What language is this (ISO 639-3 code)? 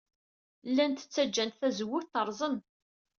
kab